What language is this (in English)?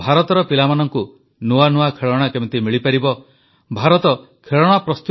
Odia